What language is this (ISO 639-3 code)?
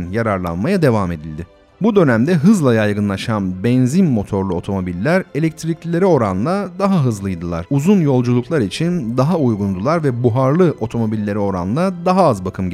tur